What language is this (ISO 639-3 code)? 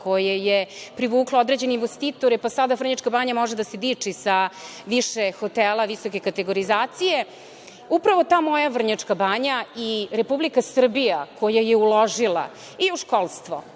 srp